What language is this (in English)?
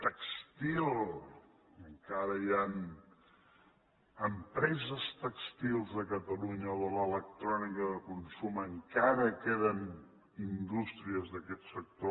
Catalan